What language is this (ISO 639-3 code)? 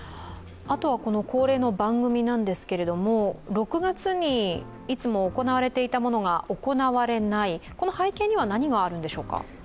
jpn